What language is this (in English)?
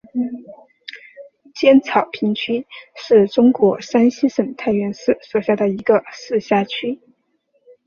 Chinese